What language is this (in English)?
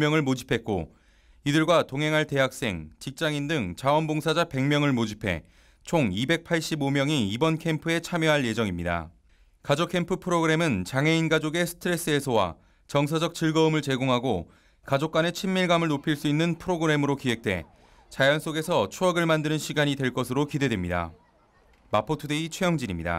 Korean